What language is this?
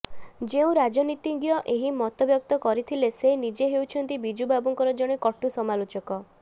Odia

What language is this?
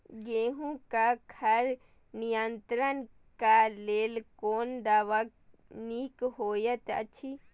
Maithili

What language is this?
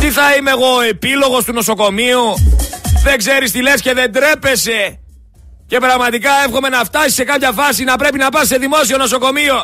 Greek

